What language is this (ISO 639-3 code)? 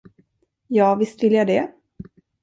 swe